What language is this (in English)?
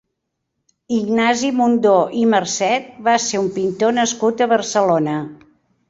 Catalan